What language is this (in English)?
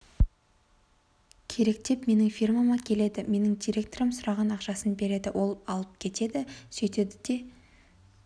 Kazakh